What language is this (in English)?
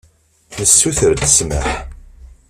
Kabyle